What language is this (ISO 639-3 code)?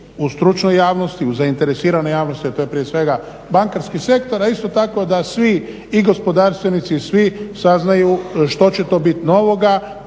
hrv